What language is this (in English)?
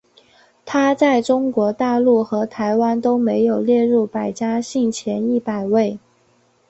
Chinese